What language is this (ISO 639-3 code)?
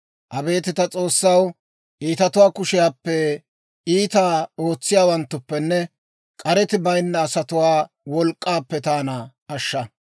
dwr